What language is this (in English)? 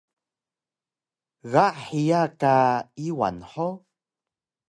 Taroko